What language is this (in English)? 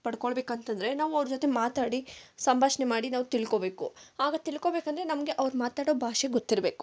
Kannada